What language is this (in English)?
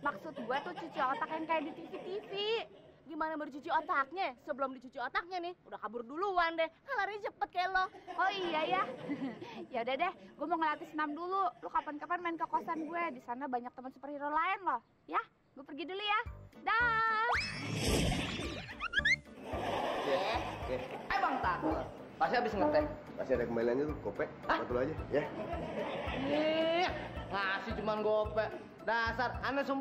Indonesian